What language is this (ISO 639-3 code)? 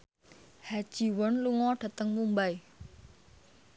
jav